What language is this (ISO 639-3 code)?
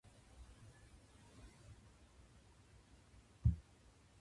jpn